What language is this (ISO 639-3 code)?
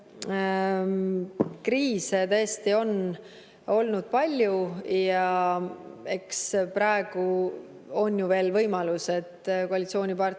est